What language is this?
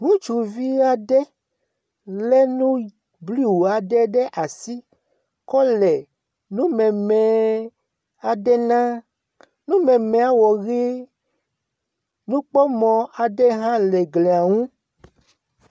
Ewe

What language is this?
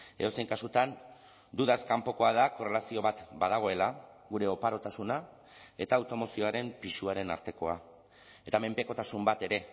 Basque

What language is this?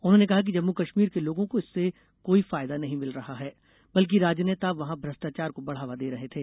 Hindi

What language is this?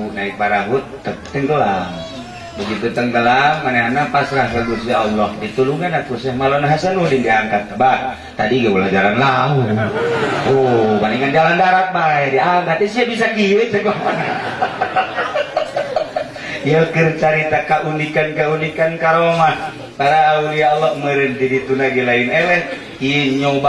Indonesian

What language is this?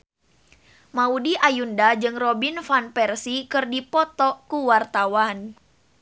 Sundanese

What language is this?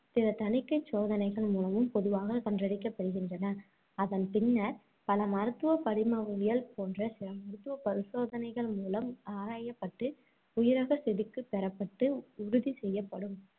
Tamil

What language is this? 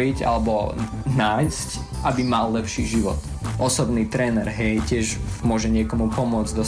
Slovak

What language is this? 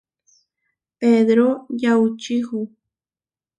Huarijio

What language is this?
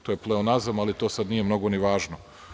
Serbian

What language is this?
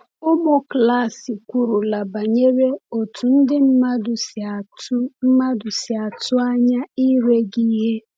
Igbo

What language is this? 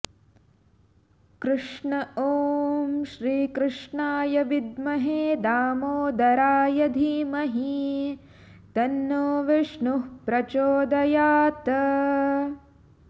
Sanskrit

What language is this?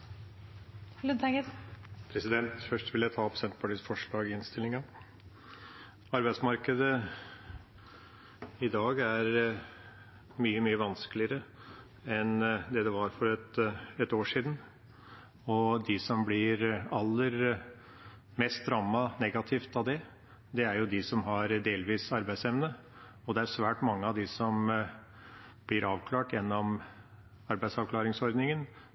Norwegian Bokmål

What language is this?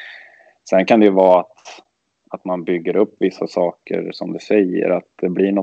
Swedish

